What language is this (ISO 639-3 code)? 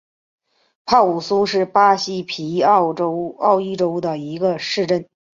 zho